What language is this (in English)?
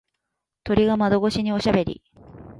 Japanese